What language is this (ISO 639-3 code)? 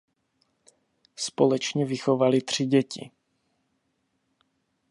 ces